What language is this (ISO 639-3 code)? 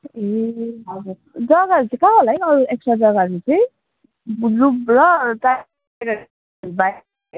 nep